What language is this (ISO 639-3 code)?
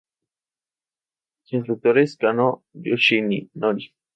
spa